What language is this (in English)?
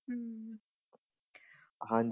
Punjabi